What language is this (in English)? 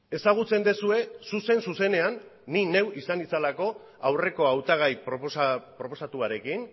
Basque